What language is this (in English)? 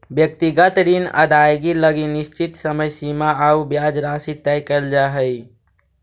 Magahi